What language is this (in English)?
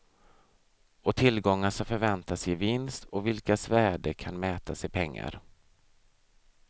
Swedish